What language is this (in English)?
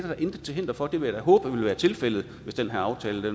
Danish